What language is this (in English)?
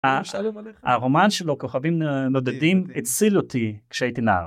Hebrew